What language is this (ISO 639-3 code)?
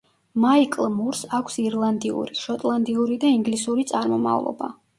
kat